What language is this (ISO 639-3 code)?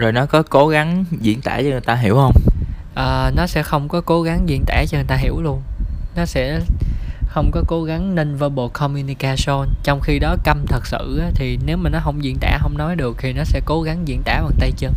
vie